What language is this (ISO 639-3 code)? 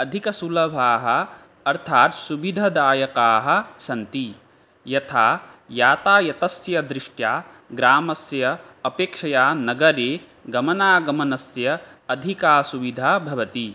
san